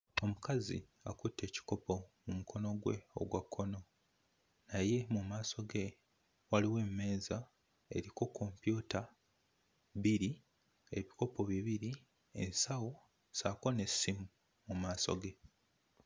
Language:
Ganda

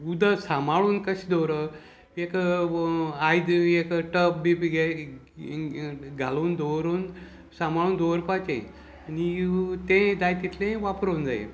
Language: Konkani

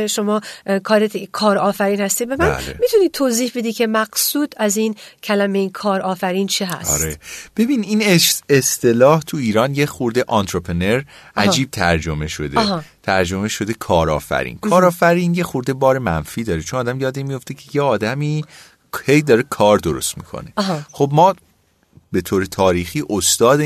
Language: Persian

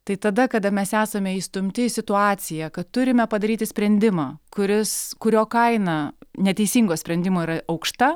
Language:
Lithuanian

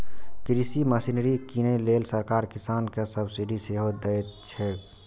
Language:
Maithili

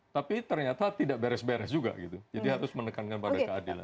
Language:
Indonesian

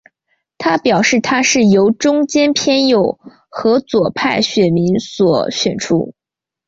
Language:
Chinese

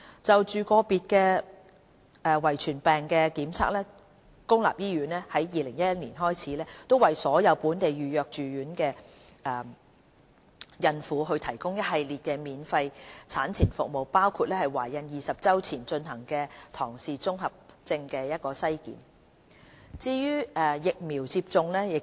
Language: Cantonese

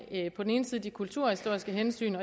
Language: Danish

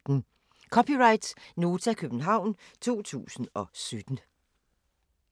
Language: Danish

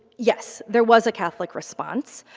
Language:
English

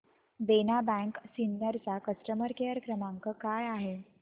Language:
Marathi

